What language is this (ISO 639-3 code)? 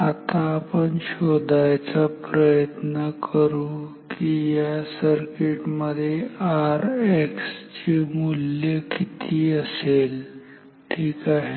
mar